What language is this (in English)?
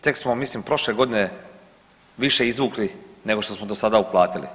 Croatian